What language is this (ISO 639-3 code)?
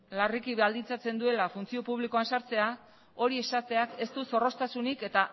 eus